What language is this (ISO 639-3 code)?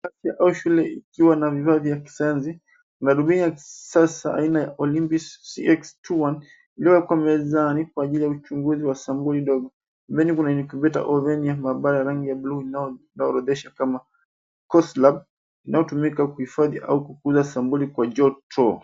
swa